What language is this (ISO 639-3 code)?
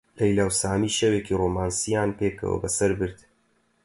ckb